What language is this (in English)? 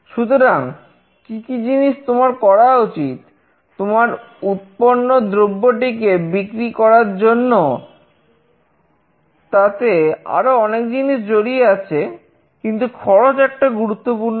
Bangla